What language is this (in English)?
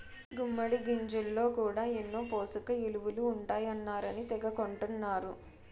Telugu